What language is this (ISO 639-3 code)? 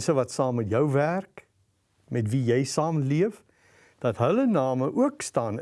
nld